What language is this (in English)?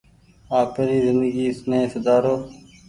Goaria